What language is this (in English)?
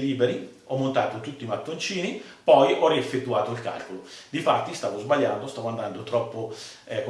Italian